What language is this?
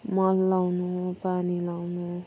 Nepali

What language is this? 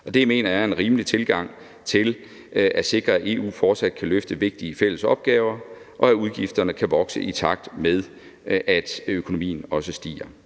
Danish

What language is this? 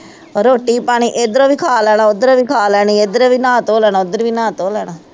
Punjabi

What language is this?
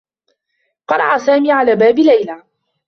Arabic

